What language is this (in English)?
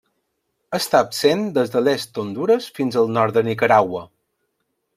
Catalan